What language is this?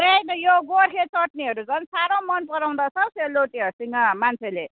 Nepali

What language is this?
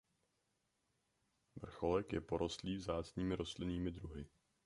Czech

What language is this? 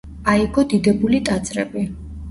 Georgian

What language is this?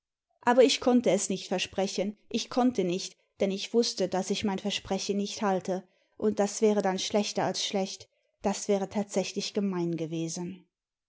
German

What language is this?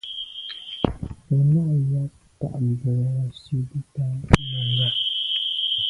Medumba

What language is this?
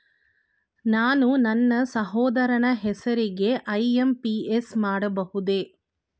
Kannada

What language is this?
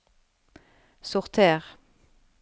Norwegian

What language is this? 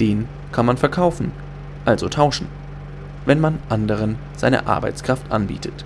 German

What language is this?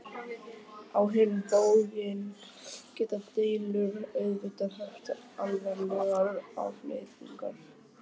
Icelandic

